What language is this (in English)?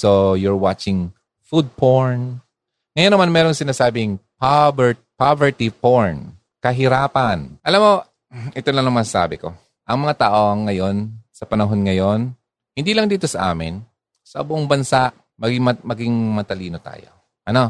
Filipino